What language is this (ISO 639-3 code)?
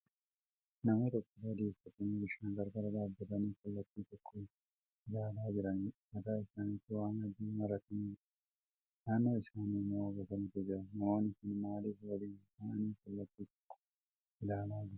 orm